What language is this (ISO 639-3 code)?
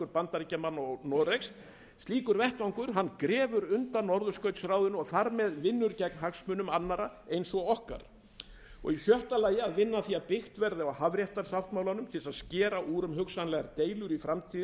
isl